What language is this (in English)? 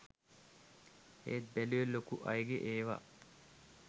Sinhala